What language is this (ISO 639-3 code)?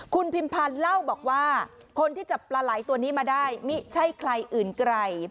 tha